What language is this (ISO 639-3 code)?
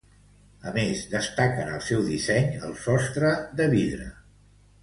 cat